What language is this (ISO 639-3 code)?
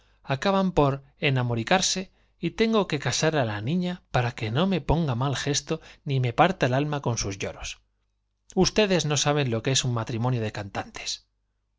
spa